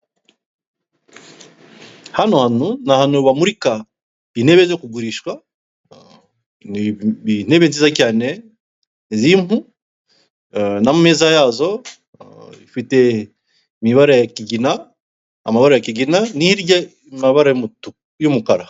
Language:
Kinyarwanda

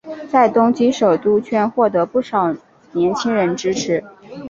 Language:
Chinese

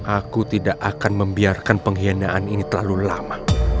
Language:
Indonesian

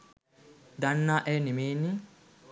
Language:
Sinhala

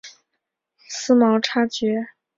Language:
Chinese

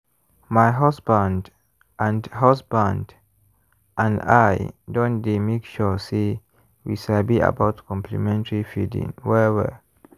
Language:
Nigerian Pidgin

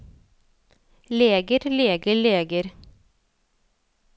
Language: Norwegian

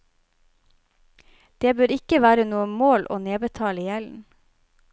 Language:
Norwegian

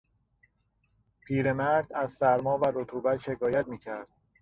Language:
Persian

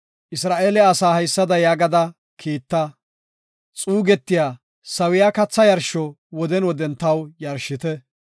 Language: Gofa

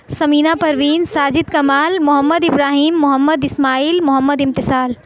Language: Urdu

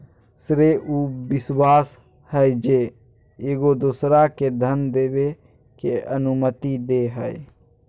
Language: Magahi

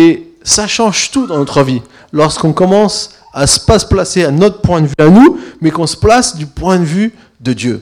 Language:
French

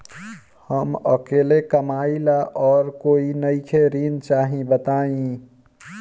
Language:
Bhojpuri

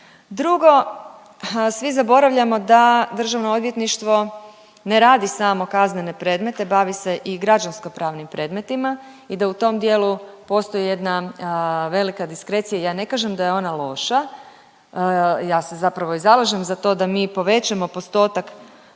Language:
Croatian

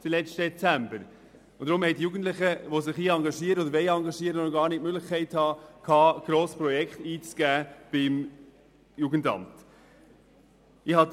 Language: Swiss German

